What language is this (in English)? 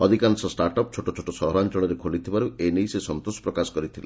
Odia